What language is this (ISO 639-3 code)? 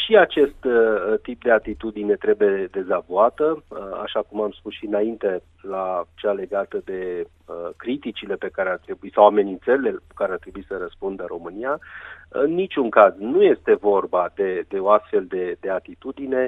ron